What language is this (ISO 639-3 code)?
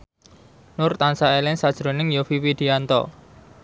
jav